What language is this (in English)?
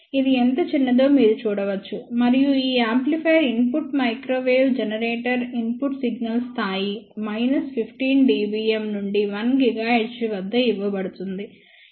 Telugu